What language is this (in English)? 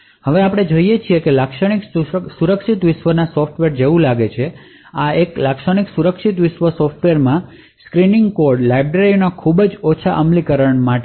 Gujarati